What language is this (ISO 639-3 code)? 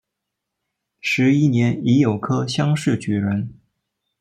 zho